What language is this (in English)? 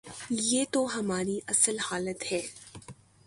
Urdu